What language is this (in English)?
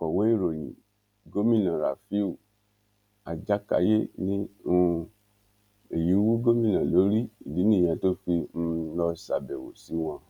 Yoruba